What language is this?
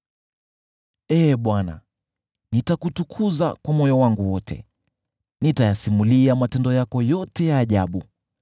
Swahili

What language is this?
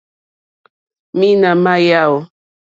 Mokpwe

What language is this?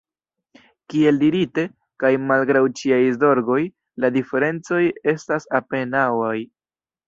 Esperanto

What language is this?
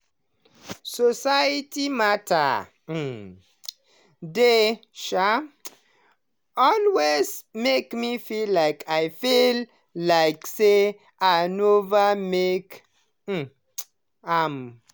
Nigerian Pidgin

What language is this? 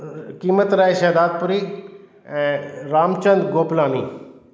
Sindhi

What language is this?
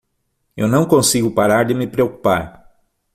Portuguese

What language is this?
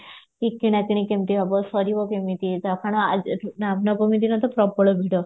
Odia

